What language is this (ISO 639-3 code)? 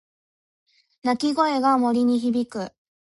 jpn